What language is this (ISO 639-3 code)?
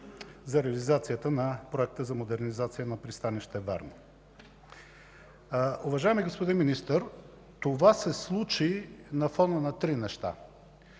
bul